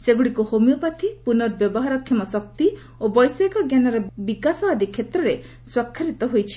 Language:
Odia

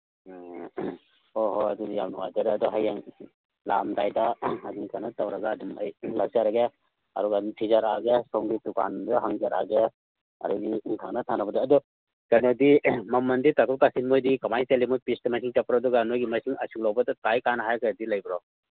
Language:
Manipuri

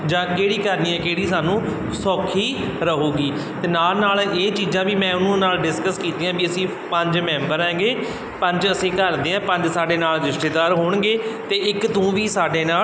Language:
Punjabi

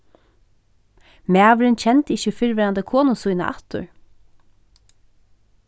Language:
Faroese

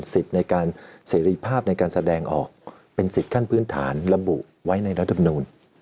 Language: Thai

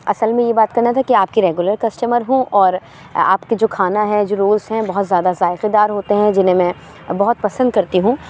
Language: Urdu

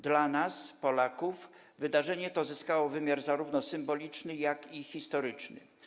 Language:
Polish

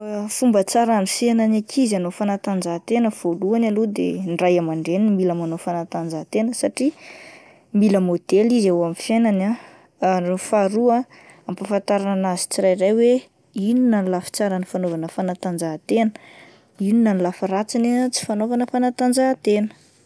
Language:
Malagasy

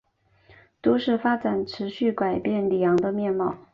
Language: Chinese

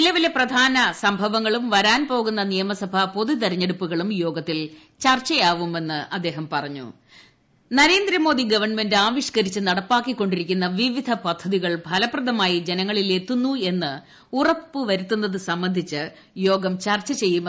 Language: Malayalam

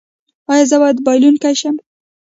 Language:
Pashto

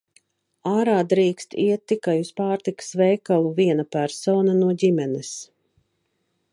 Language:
Latvian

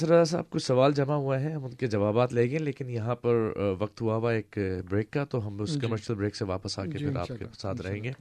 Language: Urdu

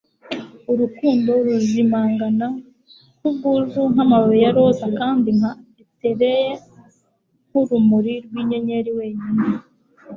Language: Kinyarwanda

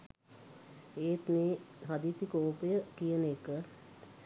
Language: Sinhala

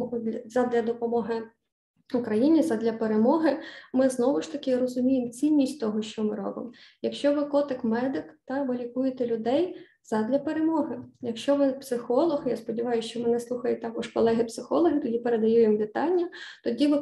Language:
Ukrainian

